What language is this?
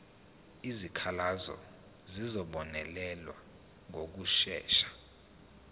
Zulu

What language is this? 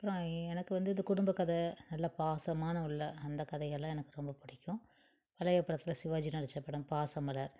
Tamil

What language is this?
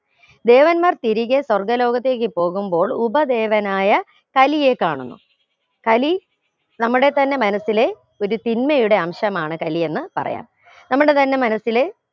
Malayalam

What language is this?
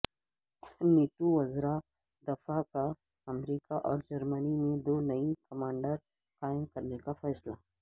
Urdu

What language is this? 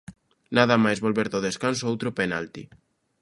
Galician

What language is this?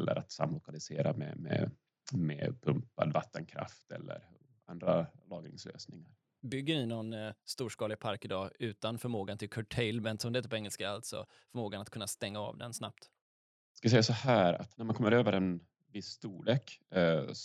Swedish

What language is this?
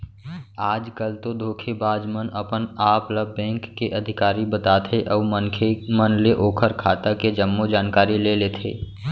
Chhattisgarhi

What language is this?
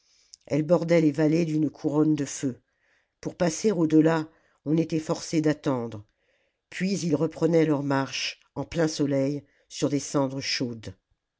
French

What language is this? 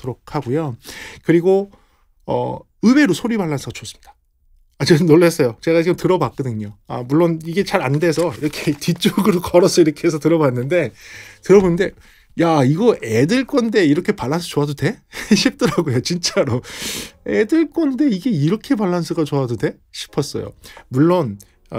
Korean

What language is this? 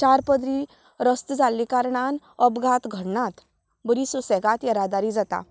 Konkani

